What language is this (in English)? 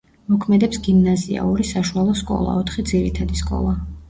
Georgian